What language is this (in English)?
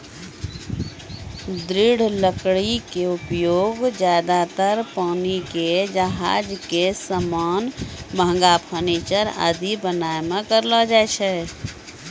Maithili